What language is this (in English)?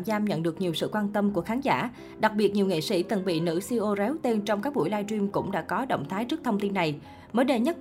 Vietnamese